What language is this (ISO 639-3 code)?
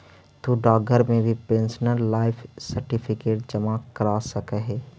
mag